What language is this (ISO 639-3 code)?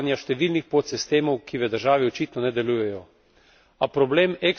slv